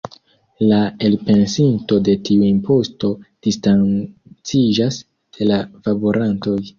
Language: Esperanto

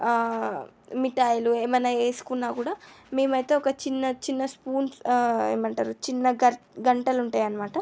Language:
Telugu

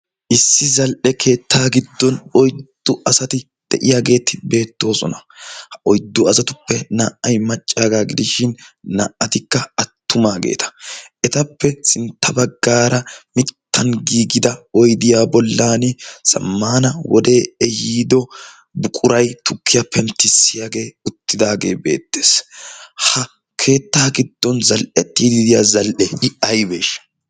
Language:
Wolaytta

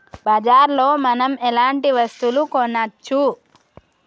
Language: Telugu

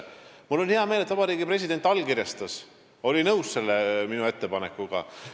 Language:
Estonian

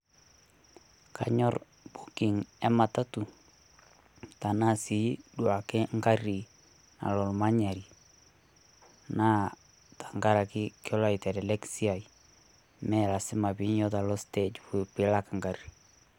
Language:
Masai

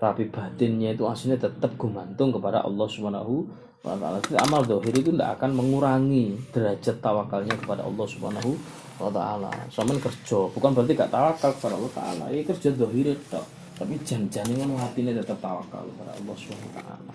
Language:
Malay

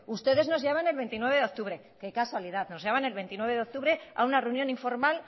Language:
Spanish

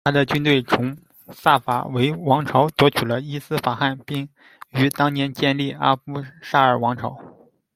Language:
Chinese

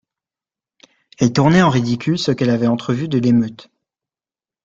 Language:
French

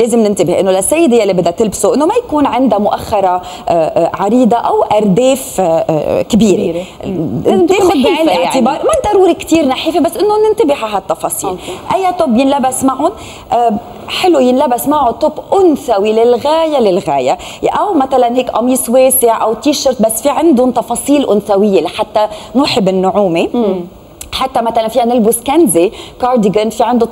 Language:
Arabic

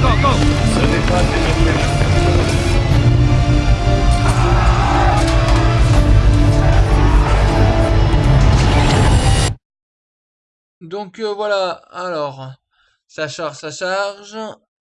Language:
French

